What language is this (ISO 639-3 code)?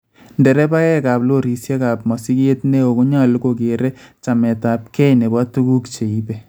kln